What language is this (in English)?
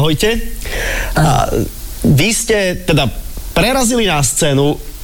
Slovak